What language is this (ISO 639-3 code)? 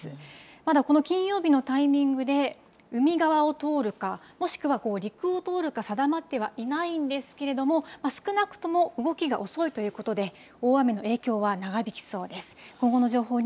jpn